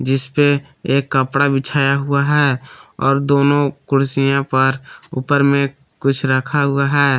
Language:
Hindi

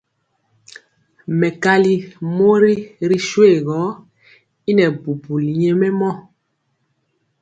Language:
Mpiemo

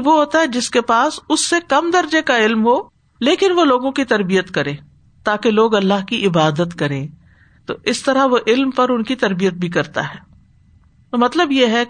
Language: Urdu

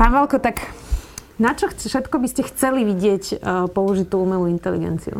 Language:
Slovak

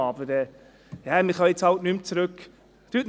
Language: Swiss German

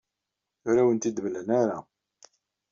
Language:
Kabyle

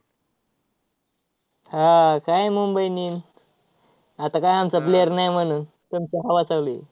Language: Marathi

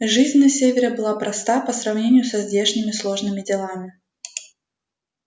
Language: Russian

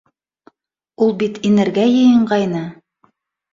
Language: Bashkir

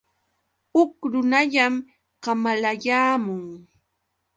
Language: Yauyos Quechua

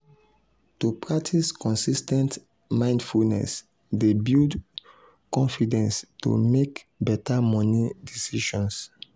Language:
Nigerian Pidgin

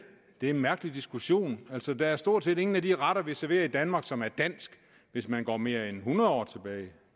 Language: Danish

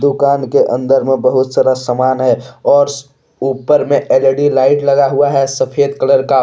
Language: Hindi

